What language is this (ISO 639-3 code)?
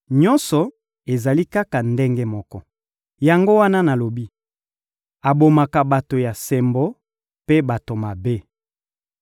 lin